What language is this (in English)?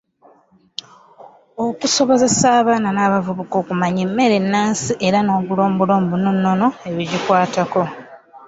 Ganda